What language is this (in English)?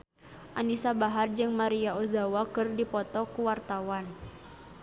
Sundanese